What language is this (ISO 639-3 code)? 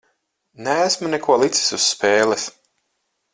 lav